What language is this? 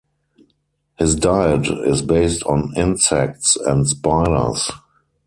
English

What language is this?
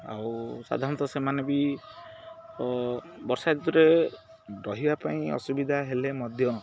Odia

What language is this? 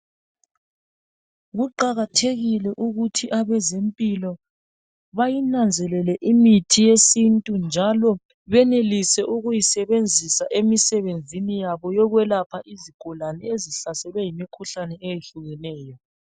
North Ndebele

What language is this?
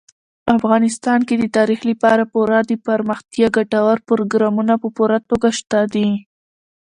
Pashto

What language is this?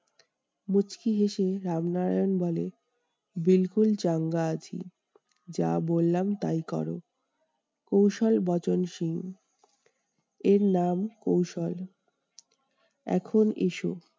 Bangla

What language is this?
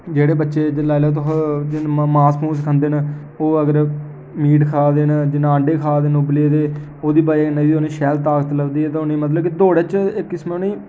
Dogri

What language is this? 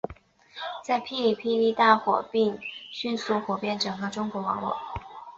Chinese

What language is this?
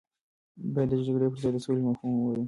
Pashto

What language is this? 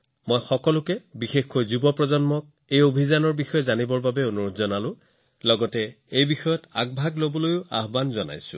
Assamese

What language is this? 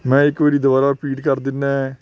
Punjabi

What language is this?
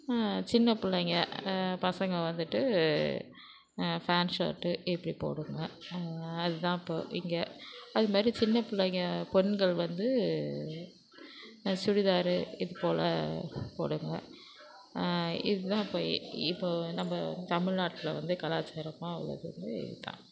Tamil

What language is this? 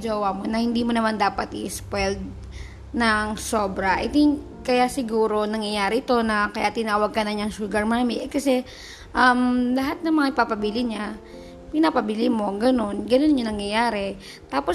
Filipino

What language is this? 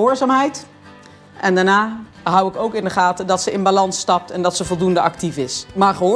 Dutch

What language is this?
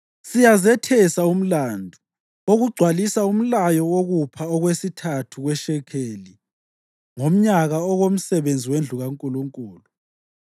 North Ndebele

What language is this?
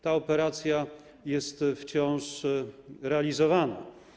Polish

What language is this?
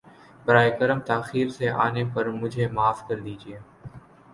Urdu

